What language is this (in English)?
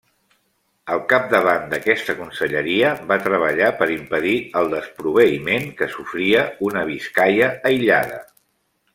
Catalan